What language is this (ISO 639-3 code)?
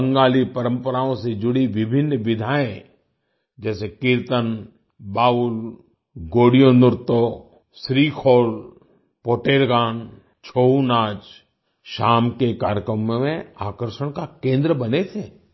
hin